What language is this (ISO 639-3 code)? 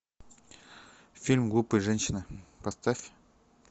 rus